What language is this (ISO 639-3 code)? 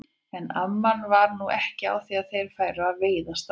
isl